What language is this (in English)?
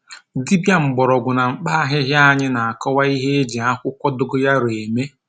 Igbo